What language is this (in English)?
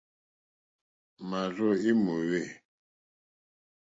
Mokpwe